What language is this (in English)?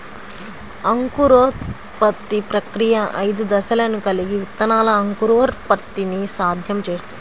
Telugu